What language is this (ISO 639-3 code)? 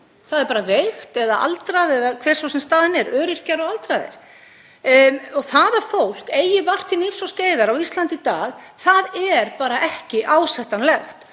isl